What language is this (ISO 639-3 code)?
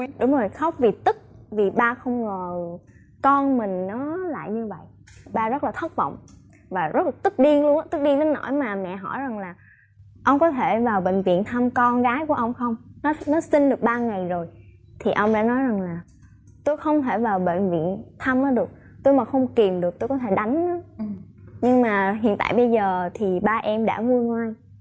vie